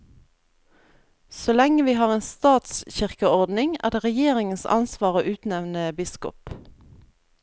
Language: Norwegian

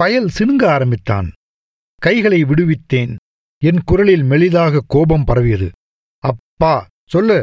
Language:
Tamil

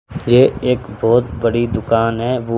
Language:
Hindi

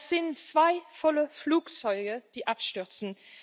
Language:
German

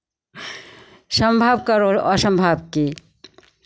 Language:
Maithili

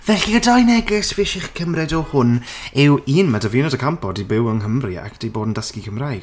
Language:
Welsh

